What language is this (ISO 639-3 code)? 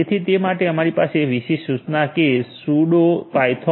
guj